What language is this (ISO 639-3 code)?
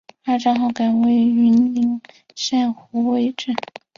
zho